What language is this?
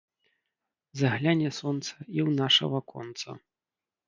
Belarusian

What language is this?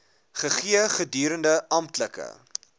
Afrikaans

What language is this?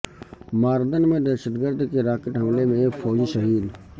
Urdu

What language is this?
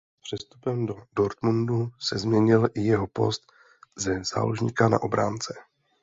Czech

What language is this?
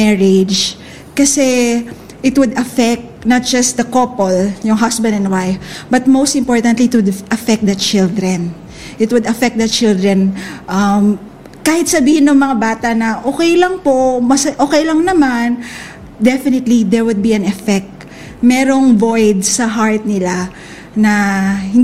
Filipino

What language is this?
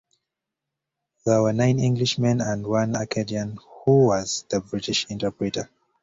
English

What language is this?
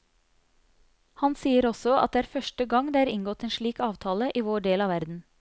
Norwegian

